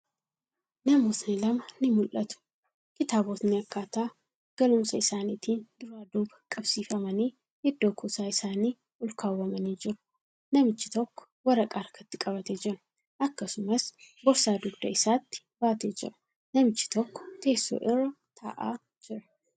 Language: Oromo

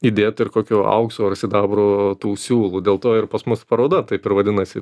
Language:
Lithuanian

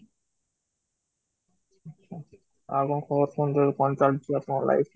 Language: Odia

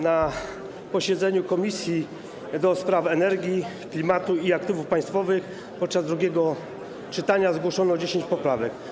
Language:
Polish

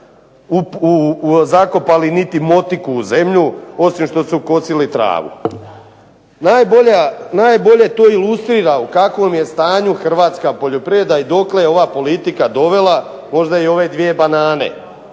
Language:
Croatian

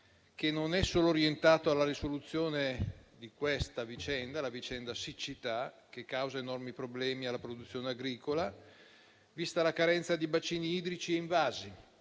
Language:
Italian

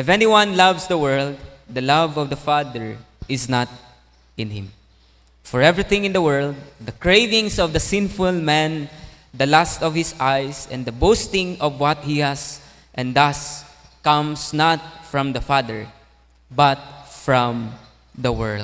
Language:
Filipino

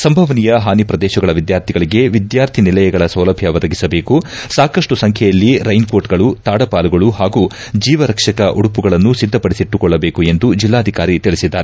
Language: Kannada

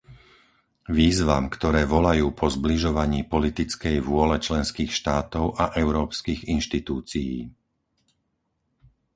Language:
Slovak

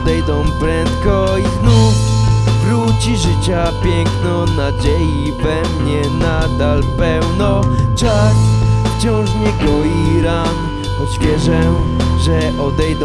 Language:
Polish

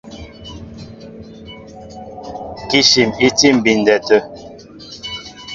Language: Mbo (Cameroon)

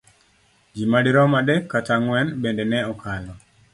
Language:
Luo (Kenya and Tanzania)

